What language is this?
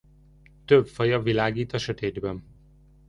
Hungarian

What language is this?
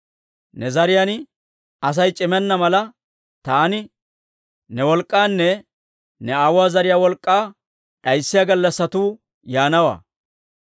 Dawro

